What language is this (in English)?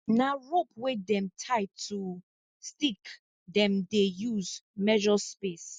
Nigerian Pidgin